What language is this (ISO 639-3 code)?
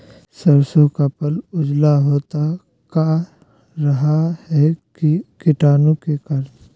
mag